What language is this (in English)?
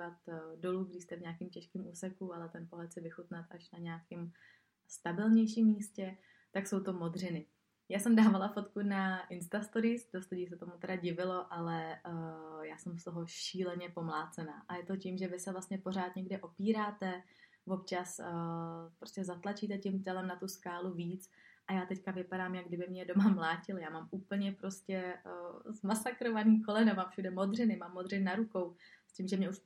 Czech